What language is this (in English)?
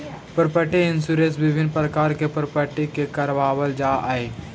Magahi